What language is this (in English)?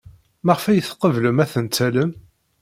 Kabyle